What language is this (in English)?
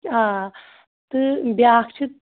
Kashmiri